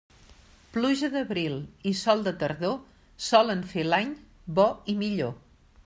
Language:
Catalan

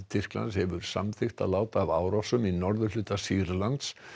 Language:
Icelandic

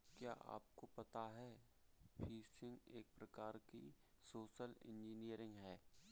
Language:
Hindi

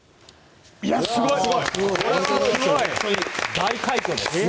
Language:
Japanese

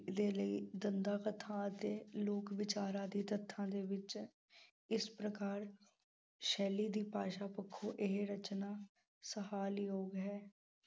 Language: Punjabi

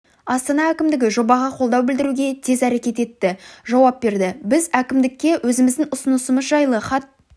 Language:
Kazakh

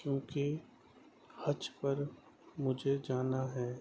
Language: Urdu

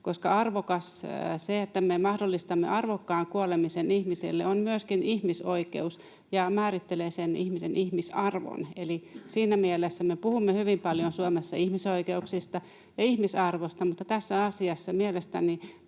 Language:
Finnish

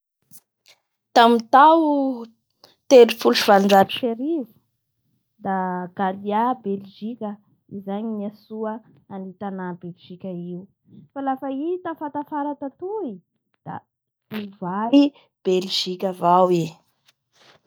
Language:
Bara Malagasy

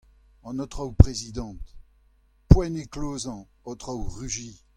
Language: Breton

